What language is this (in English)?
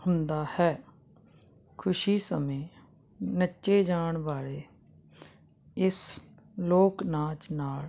Punjabi